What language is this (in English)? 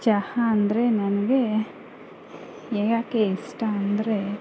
Kannada